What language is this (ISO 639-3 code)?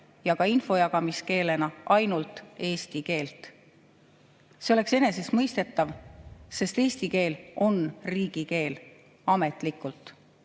est